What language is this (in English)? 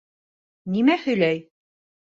Bashkir